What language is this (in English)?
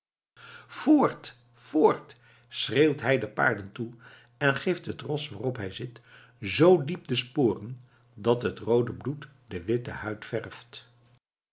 Dutch